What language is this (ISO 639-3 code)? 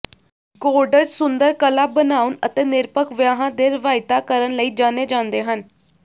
pan